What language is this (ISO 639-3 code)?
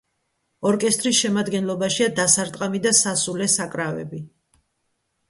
kat